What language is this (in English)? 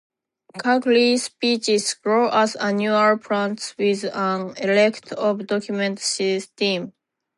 English